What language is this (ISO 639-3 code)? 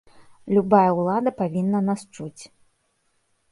bel